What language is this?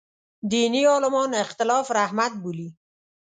Pashto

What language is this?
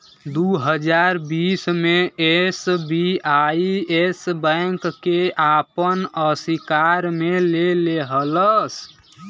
Bhojpuri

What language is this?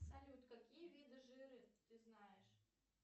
Russian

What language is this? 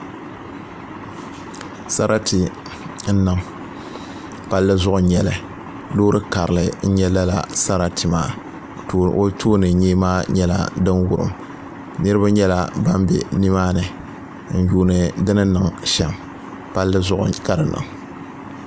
Dagbani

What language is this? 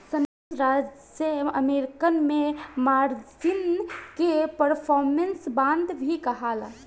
Bhojpuri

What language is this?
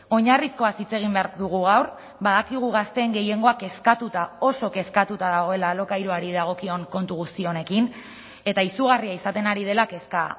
Basque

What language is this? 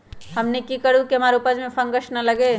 Magahi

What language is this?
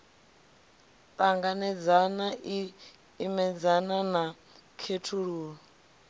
Venda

